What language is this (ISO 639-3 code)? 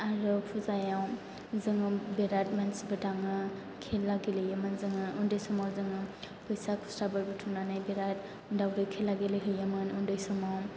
brx